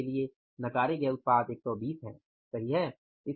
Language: Hindi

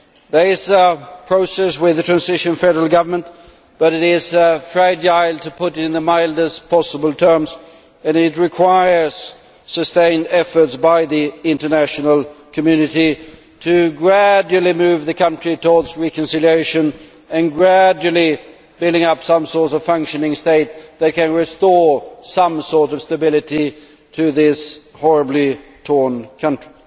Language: English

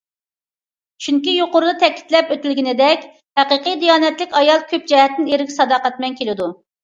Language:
Uyghur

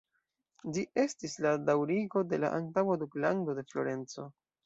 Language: Esperanto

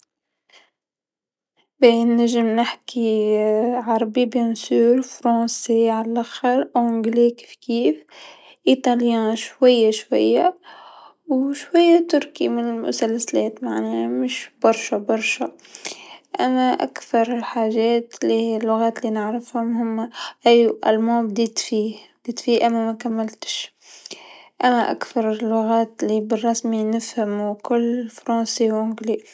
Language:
Tunisian Arabic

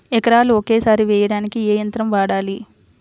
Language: Telugu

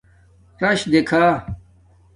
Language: Domaaki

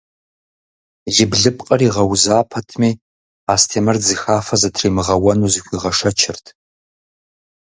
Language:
Kabardian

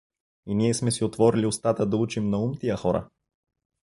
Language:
Bulgarian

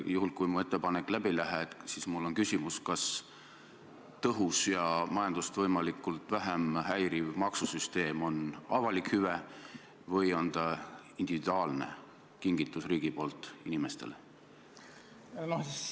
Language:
Estonian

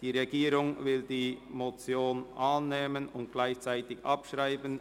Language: Swiss German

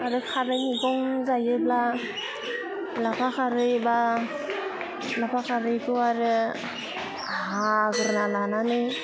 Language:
Bodo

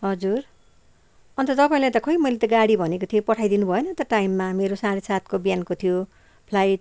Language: Nepali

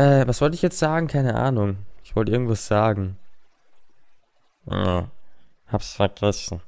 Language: German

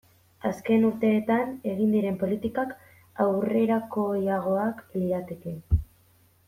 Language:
Basque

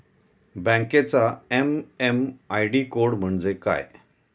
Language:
Marathi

